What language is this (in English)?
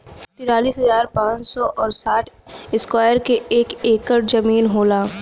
Bhojpuri